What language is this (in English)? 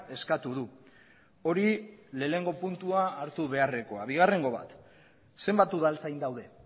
Basque